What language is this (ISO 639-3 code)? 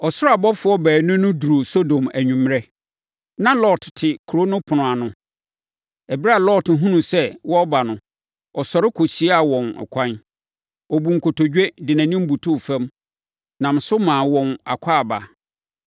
aka